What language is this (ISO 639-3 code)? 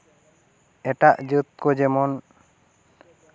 sat